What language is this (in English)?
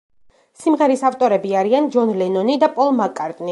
Georgian